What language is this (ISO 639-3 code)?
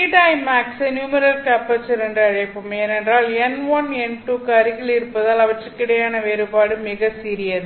tam